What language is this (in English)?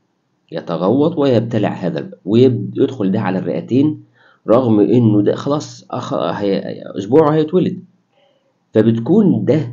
Arabic